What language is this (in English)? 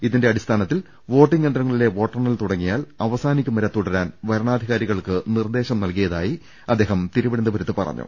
Malayalam